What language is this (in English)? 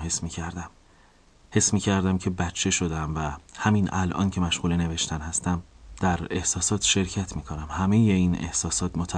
Persian